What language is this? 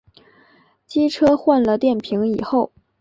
Chinese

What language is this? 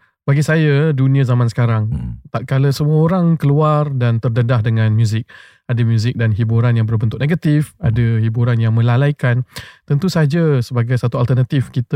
Malay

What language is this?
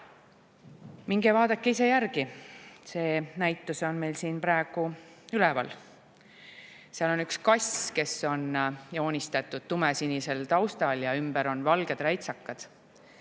Estonian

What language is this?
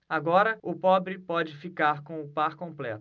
Portuguese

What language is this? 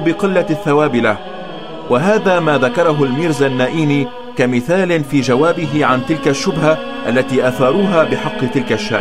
Arabic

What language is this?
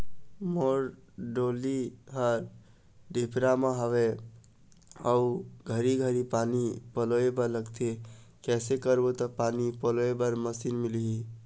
Chhattisgarhi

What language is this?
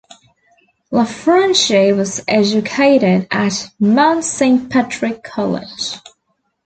English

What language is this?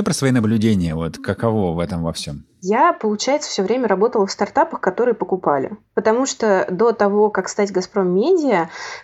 Russian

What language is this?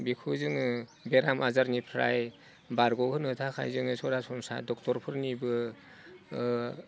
Bodo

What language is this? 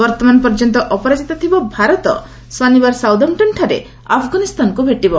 Odia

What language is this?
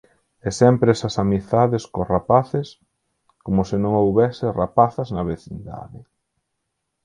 Galician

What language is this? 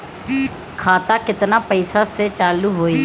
Bhojpuri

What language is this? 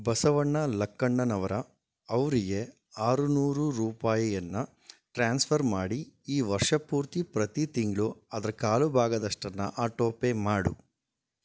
Kannada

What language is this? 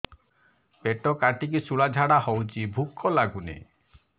Odia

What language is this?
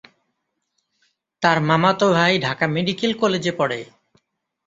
Bangla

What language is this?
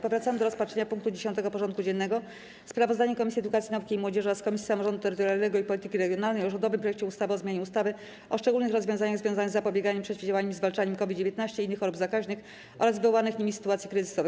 Polish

